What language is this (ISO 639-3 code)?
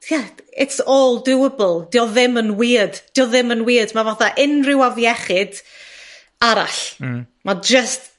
cym